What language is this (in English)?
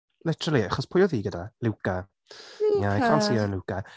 Welsh